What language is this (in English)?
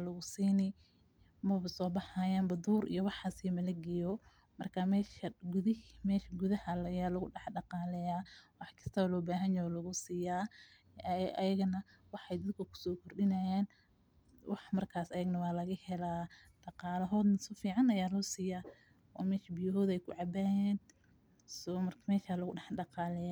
Somali